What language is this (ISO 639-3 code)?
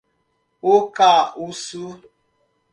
por